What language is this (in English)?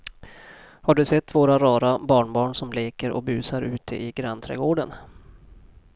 Swedish